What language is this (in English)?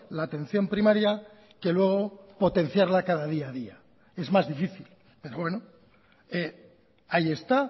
Spanish